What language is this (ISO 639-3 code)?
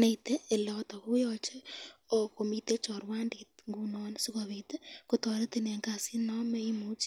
kln